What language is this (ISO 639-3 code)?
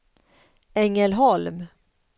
swe